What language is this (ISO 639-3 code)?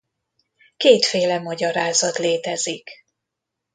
hun